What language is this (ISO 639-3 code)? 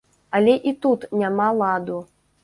bel